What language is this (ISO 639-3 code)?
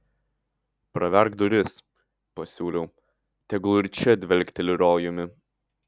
lit